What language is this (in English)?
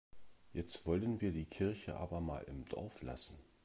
German